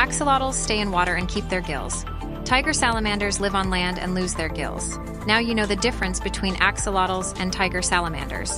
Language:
English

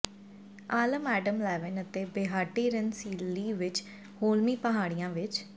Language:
Punjabi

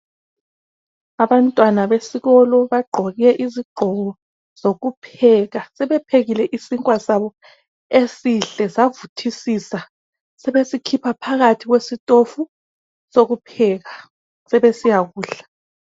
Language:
North Ndebele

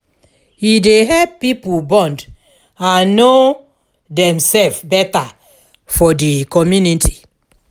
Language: Nigerian Pidgin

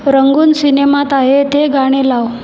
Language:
Marathi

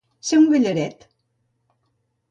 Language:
Catalan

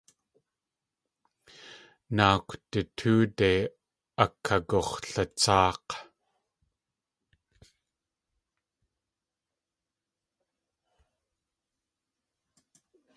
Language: Tlingit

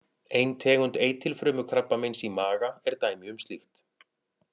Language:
Icelandic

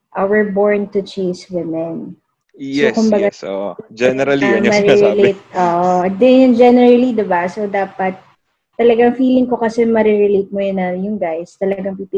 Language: Filipino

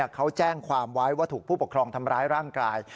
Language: Thai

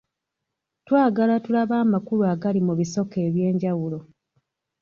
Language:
Ganda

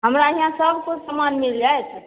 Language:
Maithili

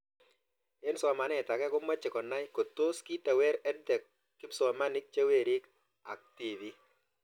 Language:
Kalenjin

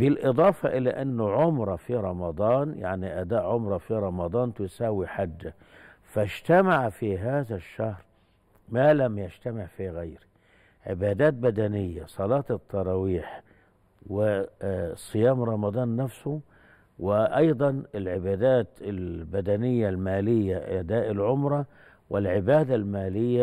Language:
Arabic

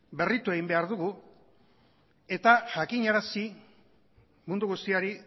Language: Basque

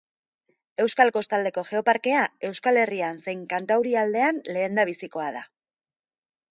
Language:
Basque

